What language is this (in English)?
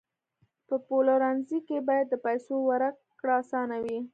Pashto